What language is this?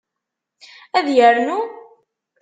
Kabyle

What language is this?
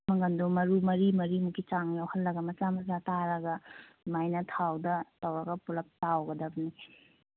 Manipuri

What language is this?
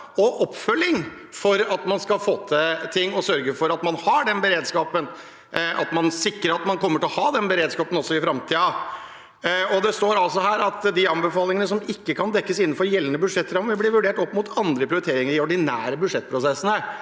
Norwegian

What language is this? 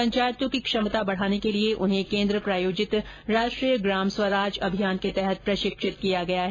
Hindi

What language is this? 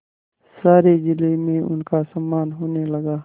Hindi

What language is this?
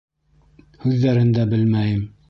Bashkir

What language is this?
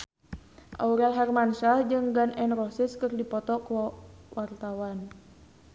Sundanese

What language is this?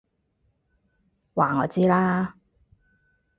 Cantonese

